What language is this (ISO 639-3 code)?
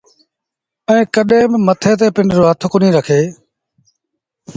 sbn